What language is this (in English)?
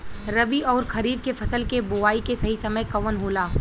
Bhojpuri